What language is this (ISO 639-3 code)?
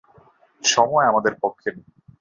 ben